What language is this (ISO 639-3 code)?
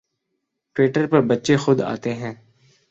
urd